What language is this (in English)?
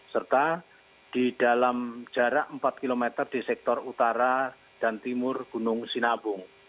Indonesian